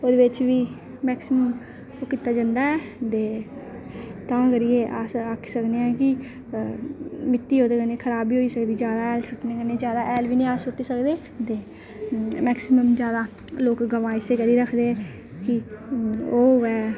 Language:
Dogri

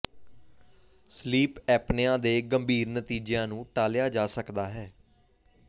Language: Punjabi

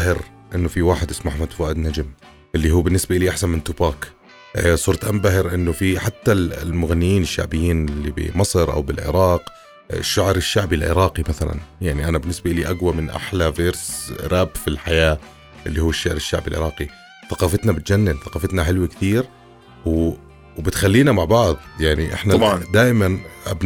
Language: Arabic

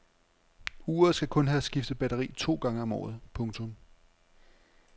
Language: Danish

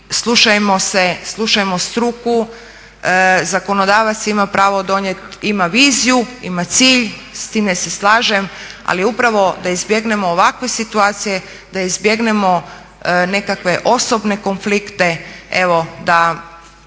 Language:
Croatian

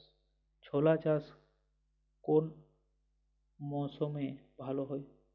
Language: Bangla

